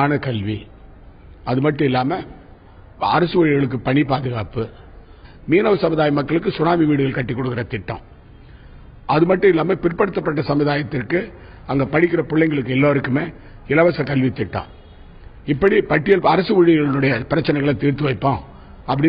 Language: Italian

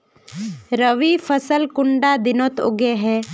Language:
Magahi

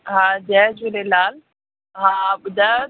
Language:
Sindhi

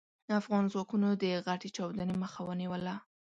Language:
Pashto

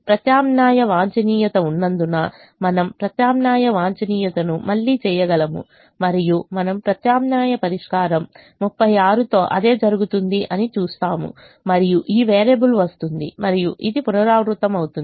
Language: Telugu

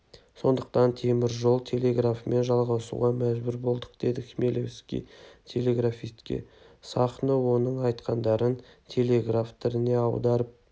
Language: Kazakh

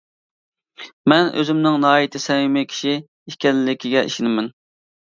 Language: Uyghur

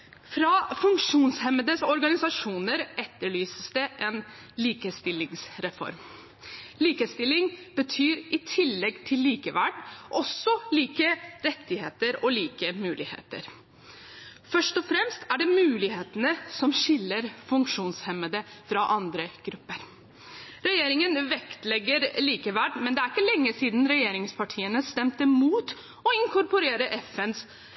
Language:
Norwegian Bokmål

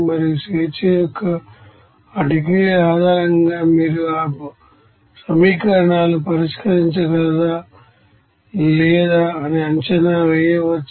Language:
Telugu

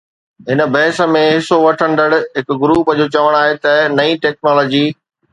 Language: Sindhi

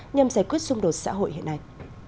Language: Vietnamese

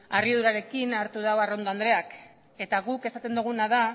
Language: Basque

